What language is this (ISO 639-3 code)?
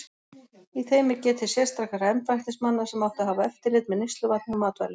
isl